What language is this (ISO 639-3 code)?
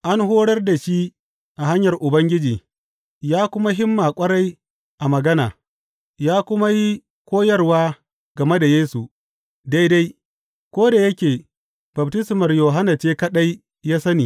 hau